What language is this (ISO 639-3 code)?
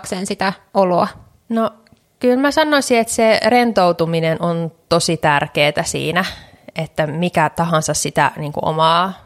fin